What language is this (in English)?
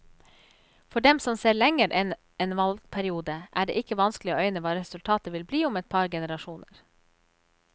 Norwegian